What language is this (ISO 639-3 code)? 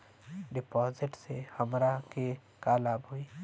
bho